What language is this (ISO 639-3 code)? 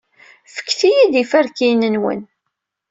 kab